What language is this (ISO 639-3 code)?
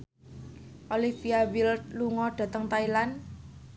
jav